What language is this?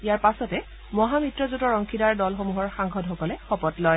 Assamese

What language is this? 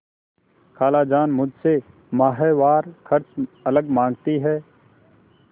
Hindi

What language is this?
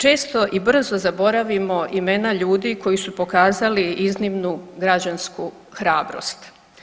Croatian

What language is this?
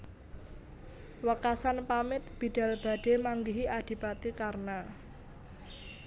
Javanese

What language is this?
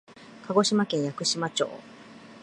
Japanese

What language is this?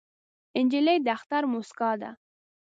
Pashto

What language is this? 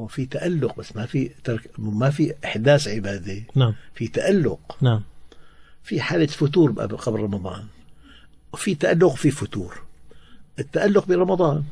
Arabic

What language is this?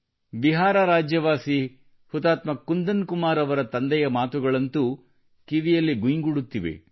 Kannada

